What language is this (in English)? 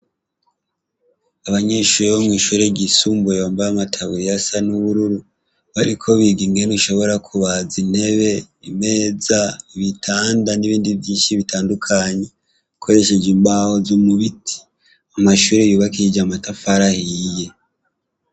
Rundi